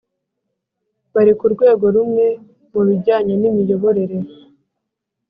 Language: Kinyarwanda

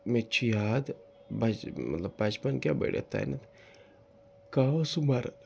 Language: Kashmiri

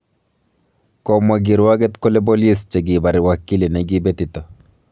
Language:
Kalenjin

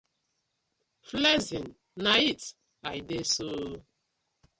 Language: Nigerian Pidgin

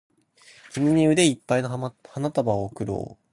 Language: Japanese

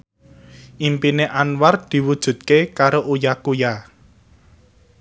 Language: Javanese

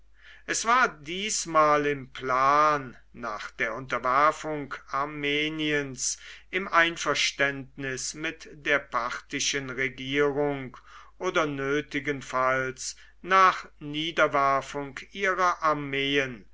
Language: German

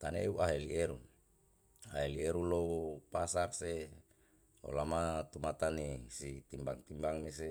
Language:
Yalahatan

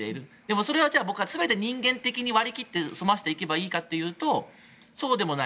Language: Japanese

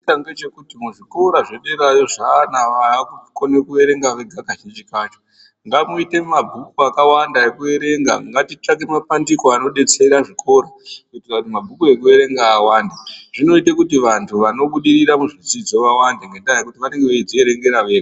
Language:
Ndau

